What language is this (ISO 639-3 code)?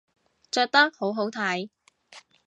yue